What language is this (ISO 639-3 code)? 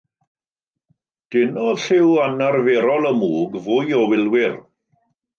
cym